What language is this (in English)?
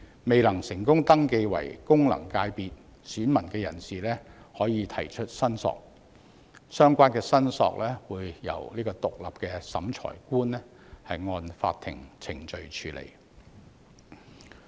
Cantonese